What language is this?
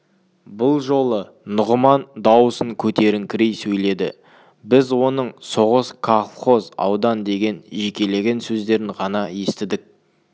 Kazakh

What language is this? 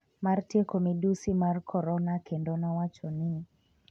Luo (Kenya and Tanzania)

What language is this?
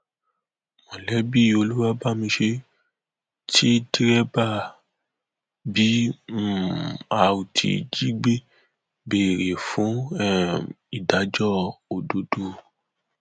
Yoruba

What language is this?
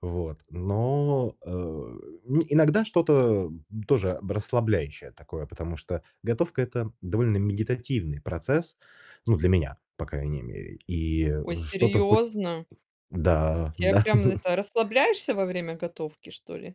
Russian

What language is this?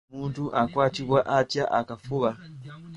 Ganda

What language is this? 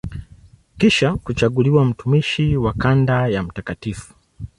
Swahili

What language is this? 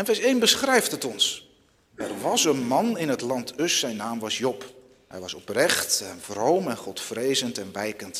Dutch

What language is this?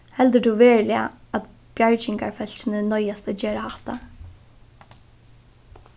Faroese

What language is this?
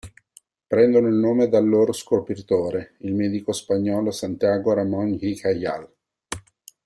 Italian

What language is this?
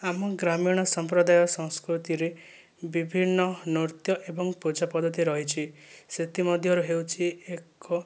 Odia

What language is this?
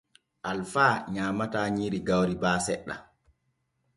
Borgu Fulfulde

